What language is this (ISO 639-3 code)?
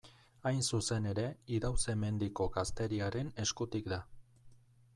eus